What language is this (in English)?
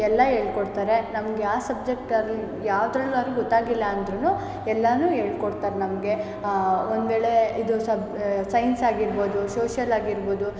Kannada